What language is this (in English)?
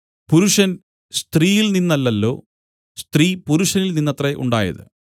Malayalam